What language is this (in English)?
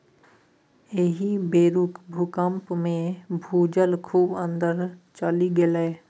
Maithili